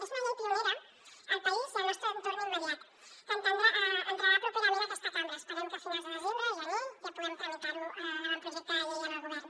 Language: Catalan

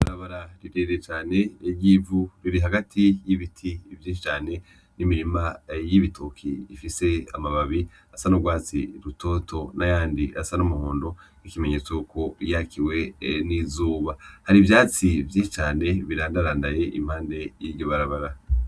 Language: Rundi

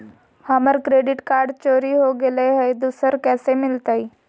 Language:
Magahi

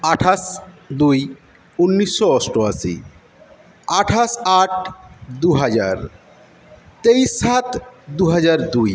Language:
Bangla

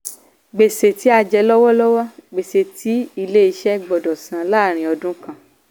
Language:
Yoruba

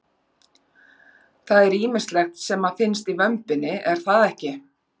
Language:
Icelandic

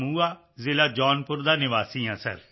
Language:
Punjabi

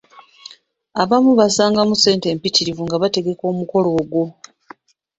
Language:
Ganda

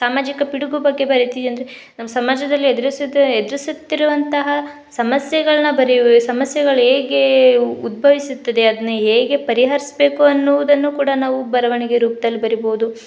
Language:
Kannada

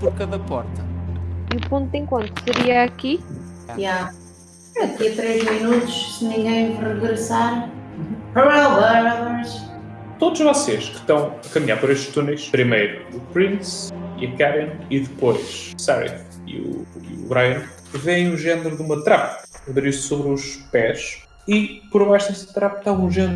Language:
Portuguese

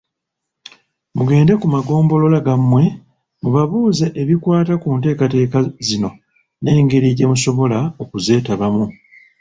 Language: Ganda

